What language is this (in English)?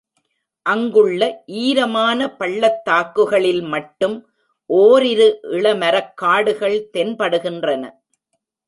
Tamil